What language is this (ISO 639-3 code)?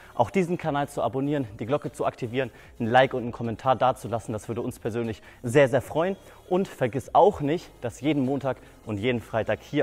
deu